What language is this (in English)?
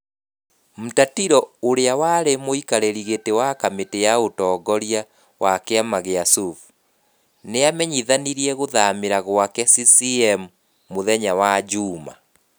Kikuyu